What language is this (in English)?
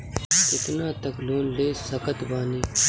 Bhojpuri